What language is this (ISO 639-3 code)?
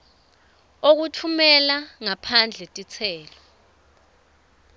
ssw